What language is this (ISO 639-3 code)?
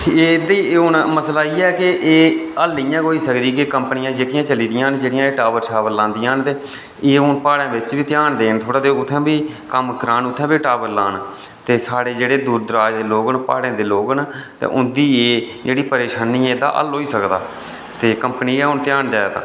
doi